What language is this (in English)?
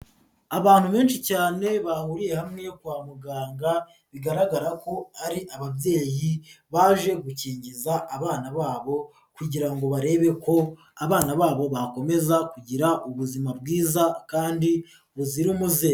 Kinyarwanda